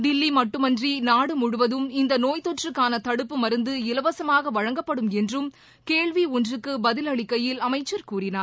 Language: Tamil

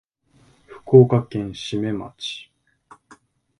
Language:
Japanese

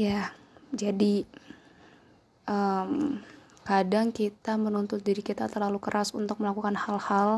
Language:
Indonesian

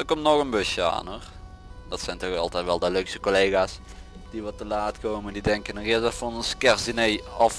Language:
Dutch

